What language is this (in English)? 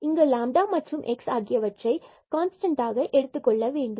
Tamil